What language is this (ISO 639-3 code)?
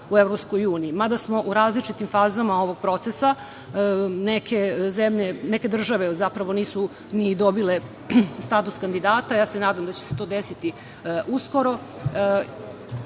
srp